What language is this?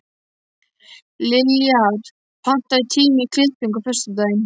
Icelandic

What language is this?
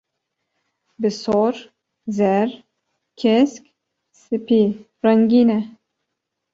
Kurdish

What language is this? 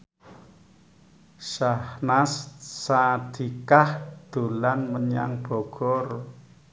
Javanese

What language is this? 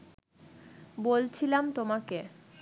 Bangla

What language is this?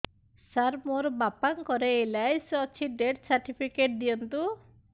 Odia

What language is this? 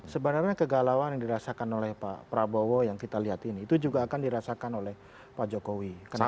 Indonesian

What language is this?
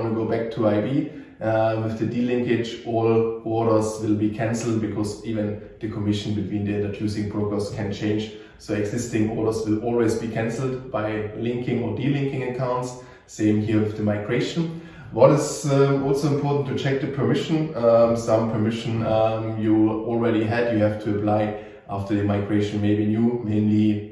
English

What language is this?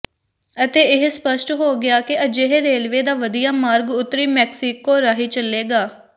Punjabi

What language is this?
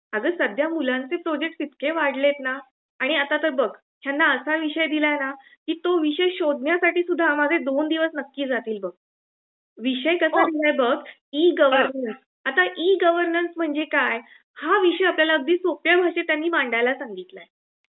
Marathi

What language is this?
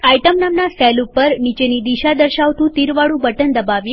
Gujarati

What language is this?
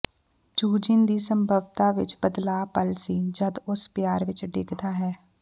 Punjabi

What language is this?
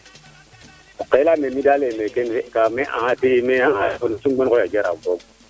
Serer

